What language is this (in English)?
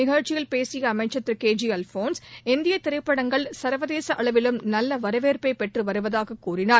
Tamil